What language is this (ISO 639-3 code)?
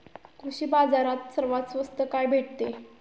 mar